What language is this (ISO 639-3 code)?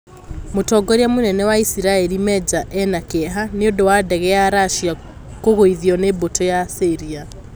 kik